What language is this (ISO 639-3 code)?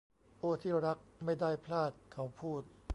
tha